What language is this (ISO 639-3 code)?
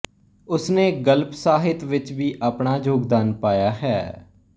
pan